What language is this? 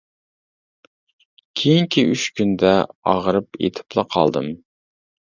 Uyghur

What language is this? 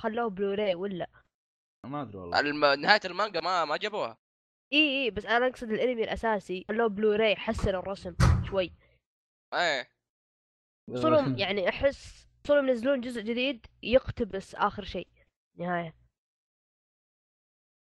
Arabic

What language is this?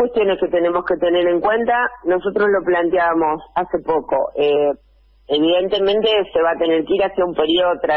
Spanish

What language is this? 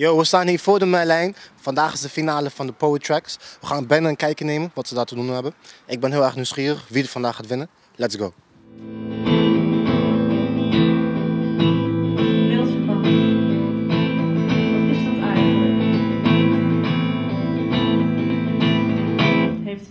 Dutch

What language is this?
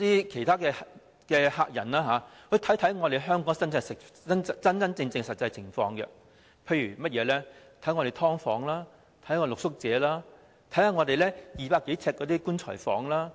Cantonese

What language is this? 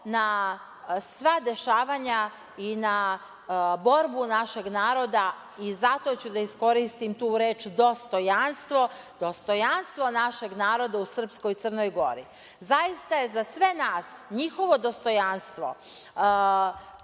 Serbian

